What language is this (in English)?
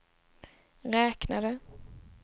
Swedish